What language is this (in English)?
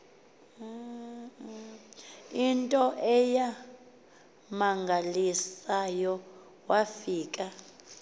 Xhosa